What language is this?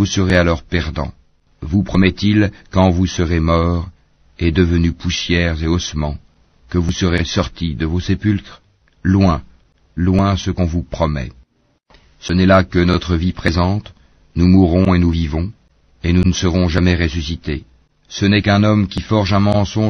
French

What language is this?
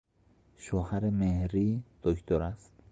Persian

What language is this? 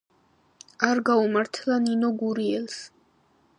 Georgian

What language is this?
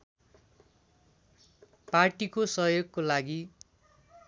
Nepali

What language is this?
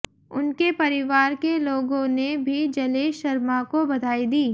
Hindi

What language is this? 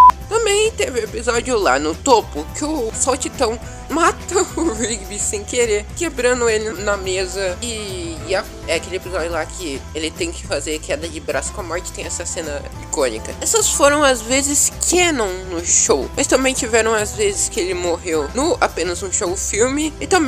Portuguese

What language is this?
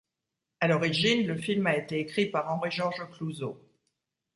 French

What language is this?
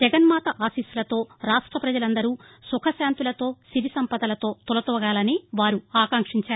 Telugu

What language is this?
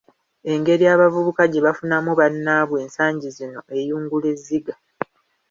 Ganda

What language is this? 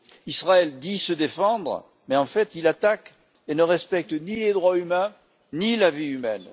French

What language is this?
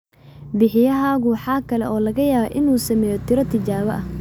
Somali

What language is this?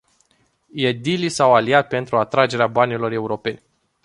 Romanian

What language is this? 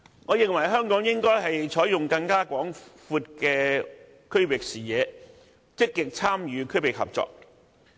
Cantonese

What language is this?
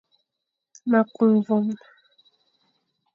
Fang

